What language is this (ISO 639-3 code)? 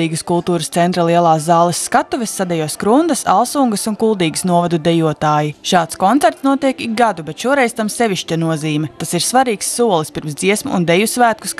lav